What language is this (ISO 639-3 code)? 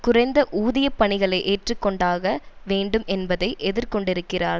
tam